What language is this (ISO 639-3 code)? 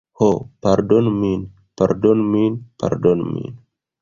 epo